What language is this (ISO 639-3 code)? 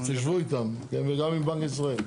heb